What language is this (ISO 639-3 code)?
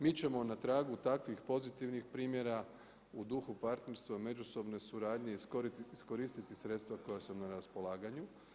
hrv